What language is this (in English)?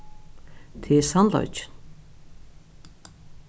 Faroese